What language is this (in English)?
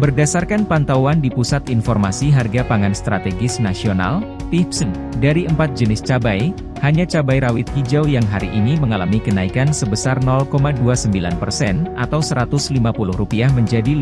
Indonesian